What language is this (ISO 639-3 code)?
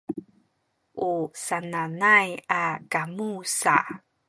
szy